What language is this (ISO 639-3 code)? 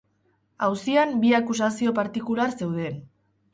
eus